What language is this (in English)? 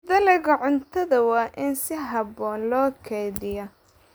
Somali